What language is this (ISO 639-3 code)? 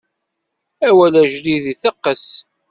kab